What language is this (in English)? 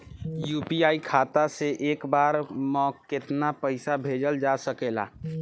Bhojpuri